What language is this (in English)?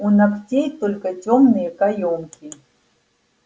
Russian